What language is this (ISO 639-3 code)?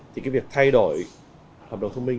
vie